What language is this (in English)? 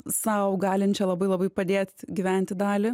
Lithuanian